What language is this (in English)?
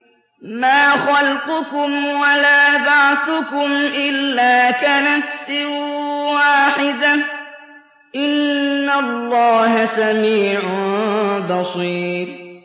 Arabic